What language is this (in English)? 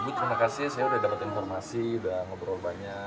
Indonesian